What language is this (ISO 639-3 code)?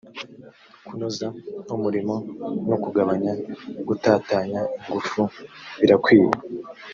kin